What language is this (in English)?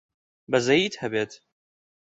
Central Kurdish